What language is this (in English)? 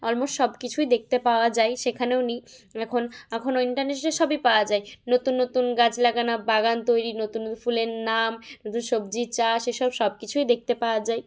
Bangla